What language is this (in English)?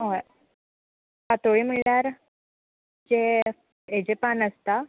Konkani